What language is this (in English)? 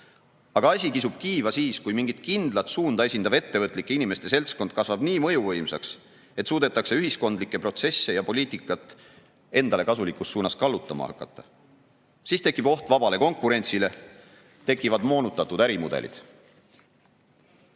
Estonian